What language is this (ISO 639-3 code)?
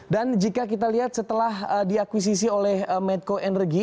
ind